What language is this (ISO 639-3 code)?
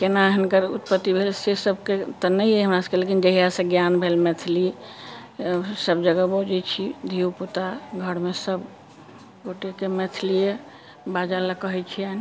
mai